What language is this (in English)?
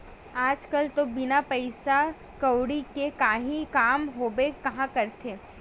Chhattisgarhi